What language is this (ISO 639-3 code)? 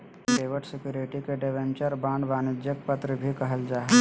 mag